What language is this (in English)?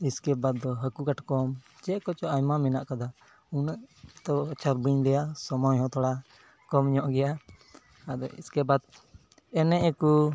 Santali